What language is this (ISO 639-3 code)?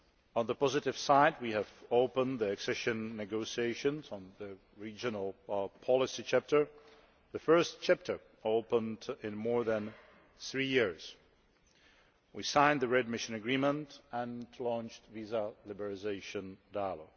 eng